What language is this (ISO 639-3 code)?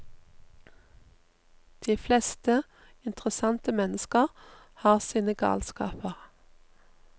nor